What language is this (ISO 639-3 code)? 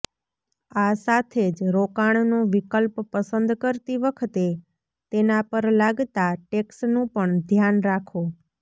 guj